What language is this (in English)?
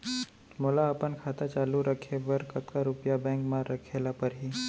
Chhattisgarhi